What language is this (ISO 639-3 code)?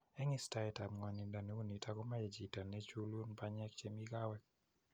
kln